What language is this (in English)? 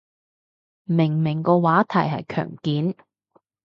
Cantonese